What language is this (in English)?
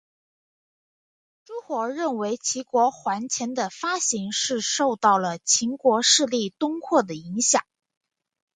Chinese